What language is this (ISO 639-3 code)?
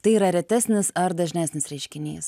lit